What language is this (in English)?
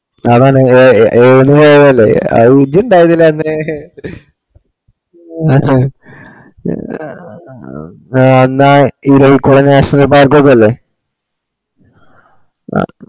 Malayalam